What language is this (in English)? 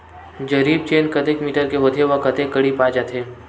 Chhattisgarhi